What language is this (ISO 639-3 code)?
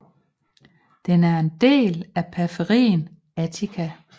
dan